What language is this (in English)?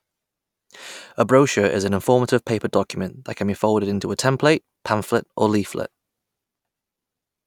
English